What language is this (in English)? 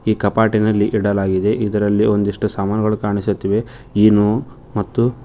Kannada